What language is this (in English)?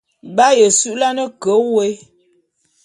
Bulu